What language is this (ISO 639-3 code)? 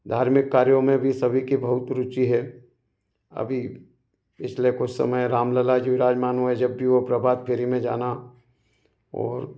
hin